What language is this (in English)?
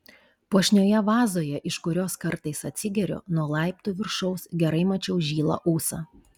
Lithuanian